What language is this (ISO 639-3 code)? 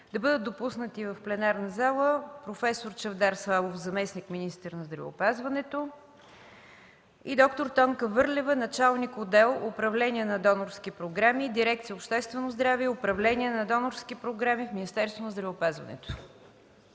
bul